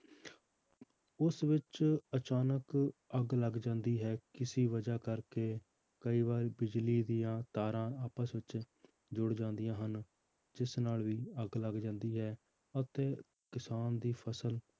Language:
Punjabi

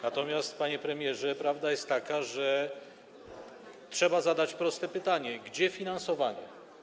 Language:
Polish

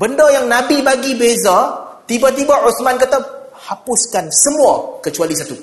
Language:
Malay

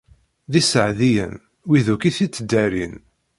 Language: Kabyle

